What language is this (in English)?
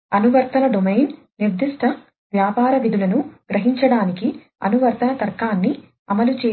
Telugu